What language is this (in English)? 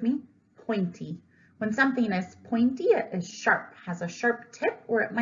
English